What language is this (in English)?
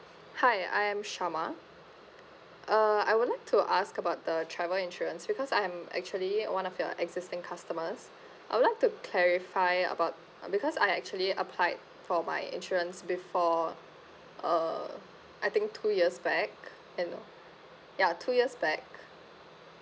English